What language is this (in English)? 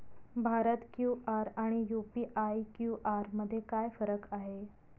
Marathi